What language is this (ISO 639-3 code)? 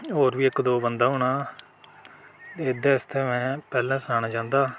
doi